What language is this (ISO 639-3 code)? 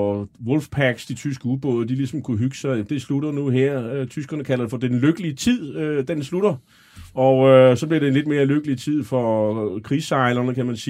dan